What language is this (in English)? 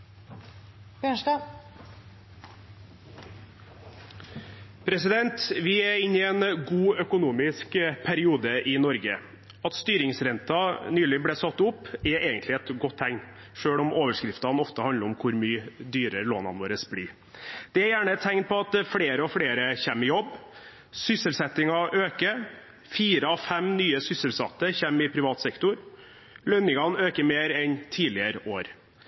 Norwegian